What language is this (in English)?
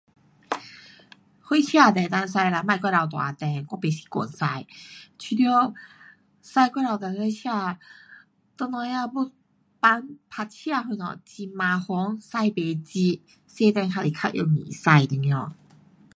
Pu-Xian Chinese